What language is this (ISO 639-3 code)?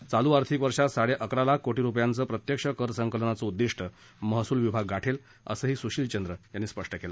mar